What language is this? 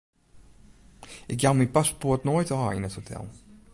Western Frisian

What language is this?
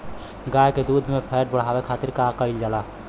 Bhojpuri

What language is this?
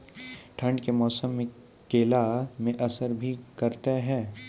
Maithili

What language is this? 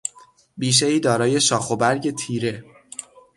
Persian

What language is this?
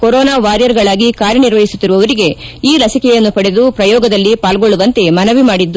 Kannada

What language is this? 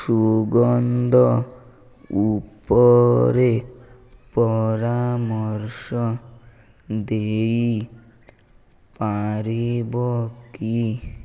Odia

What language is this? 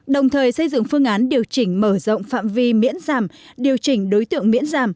Vietnamese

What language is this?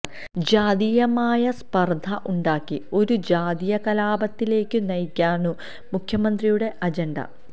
Malayalam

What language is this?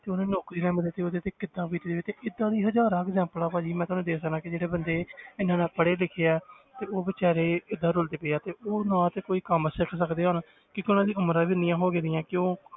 Punjabi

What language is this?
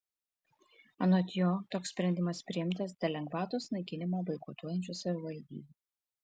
Lithuanian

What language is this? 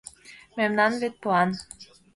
Mari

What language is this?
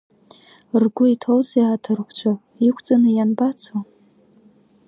Abkhazian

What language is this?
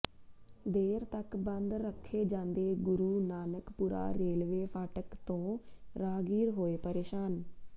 Punjabi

